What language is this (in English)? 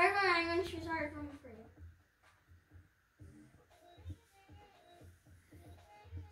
English